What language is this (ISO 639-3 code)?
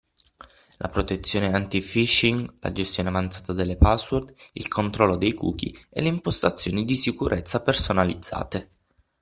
ita